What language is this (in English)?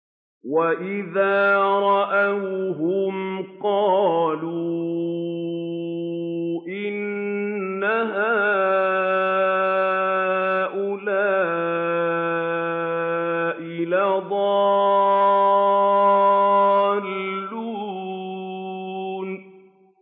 Arabic